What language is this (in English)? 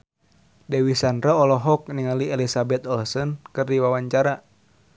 Sundanese